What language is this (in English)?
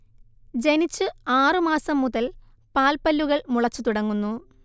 Malayalam